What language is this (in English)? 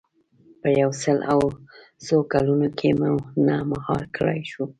Pashto